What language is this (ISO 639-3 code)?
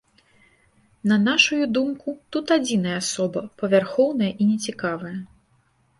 bel